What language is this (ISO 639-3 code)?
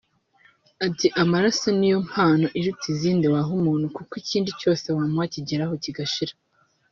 kin